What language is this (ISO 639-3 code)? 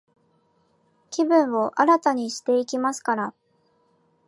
jpn